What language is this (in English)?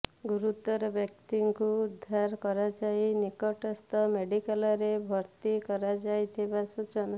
Odia